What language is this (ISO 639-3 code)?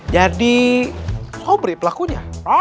ind